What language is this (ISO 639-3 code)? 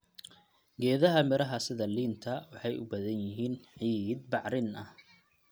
som